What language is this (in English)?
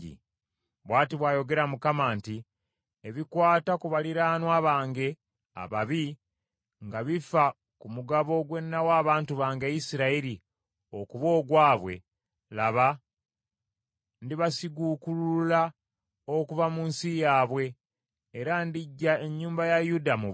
Ganda